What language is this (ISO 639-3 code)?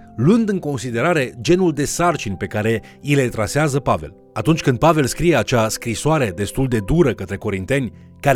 ron